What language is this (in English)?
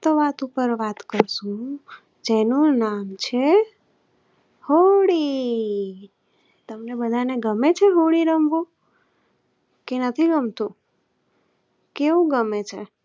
Gujarati